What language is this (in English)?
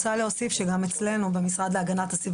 Hebrew